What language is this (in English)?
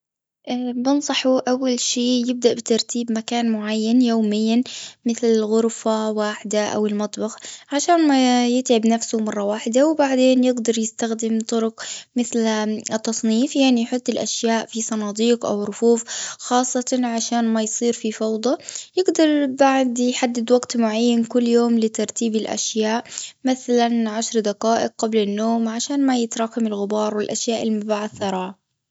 Gulf Arabic